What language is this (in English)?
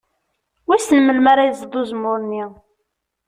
Kabyle